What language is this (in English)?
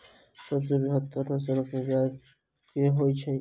Maithili